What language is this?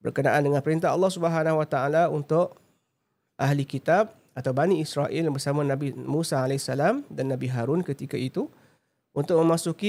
Malay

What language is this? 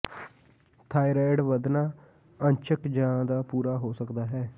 Punjabi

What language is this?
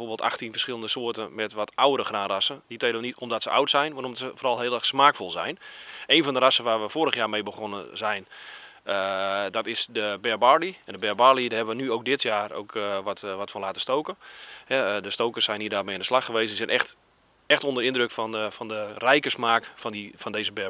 Dutch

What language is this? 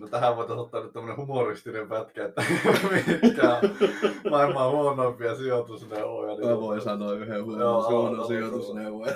Finnish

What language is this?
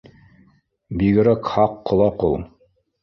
Bashkir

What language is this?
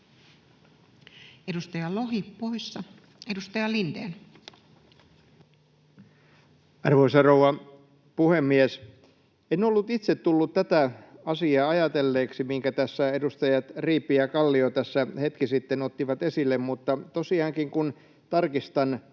Finnish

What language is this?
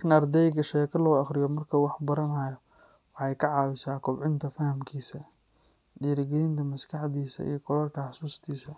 Somali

